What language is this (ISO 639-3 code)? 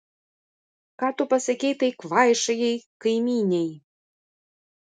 lit